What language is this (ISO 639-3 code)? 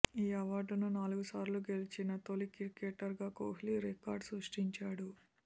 tel